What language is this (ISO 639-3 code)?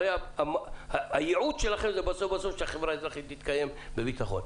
heb